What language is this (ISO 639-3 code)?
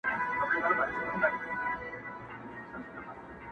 pus